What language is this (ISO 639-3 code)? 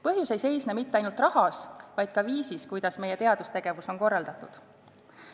est